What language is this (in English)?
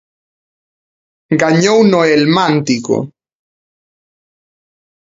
Galician